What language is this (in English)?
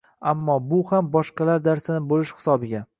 Uzbek